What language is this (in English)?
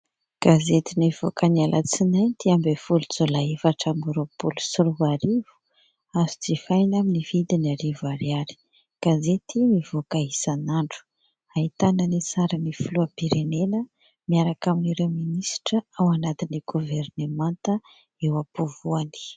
Malagasy